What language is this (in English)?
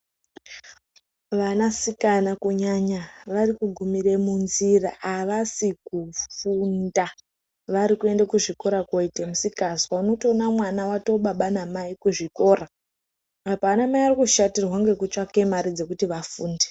Ndau